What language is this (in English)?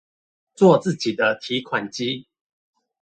Chinese